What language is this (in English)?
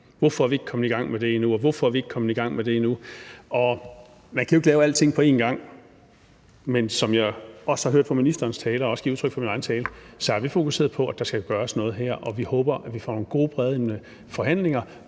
Danish